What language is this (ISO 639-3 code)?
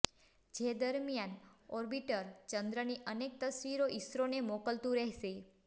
guj